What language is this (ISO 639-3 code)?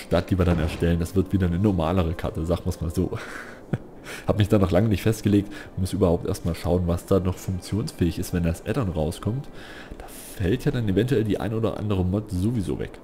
deu